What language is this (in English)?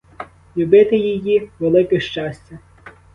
Ukrainian